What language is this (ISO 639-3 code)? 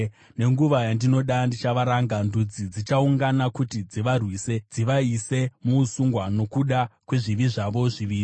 sna